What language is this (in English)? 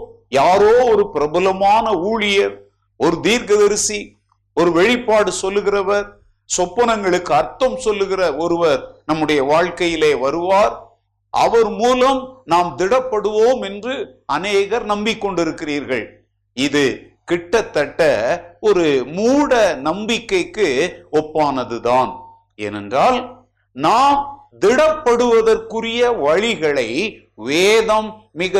Tamil